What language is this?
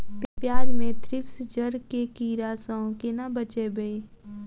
Maithili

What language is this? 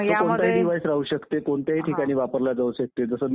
Marathi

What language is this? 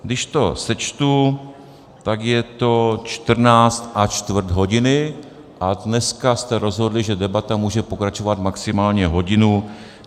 Czech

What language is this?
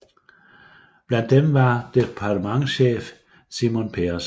Danish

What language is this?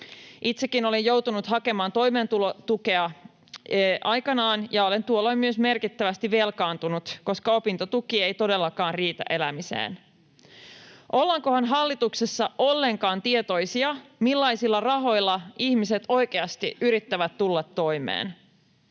Finnish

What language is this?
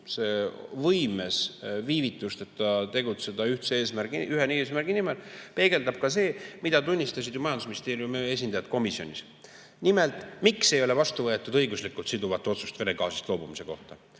Estonian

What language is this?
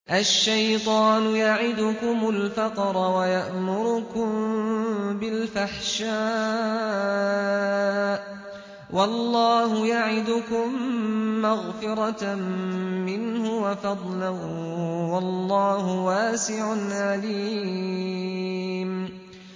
Arabic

